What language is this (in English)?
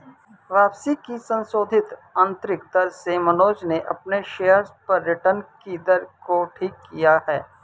Hindi